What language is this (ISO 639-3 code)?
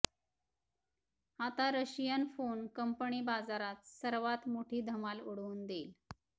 mar